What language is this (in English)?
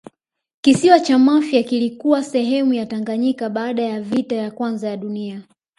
Swahili